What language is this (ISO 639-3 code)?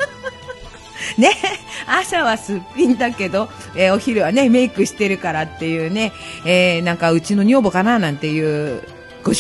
jpn